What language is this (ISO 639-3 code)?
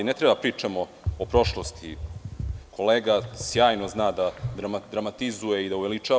srp